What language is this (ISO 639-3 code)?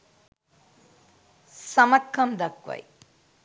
sin